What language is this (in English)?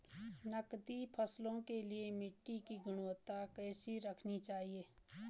Hindi